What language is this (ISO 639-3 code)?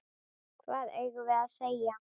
isl